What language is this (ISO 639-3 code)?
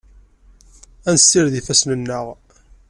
kab